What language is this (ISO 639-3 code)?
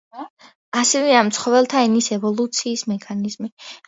kat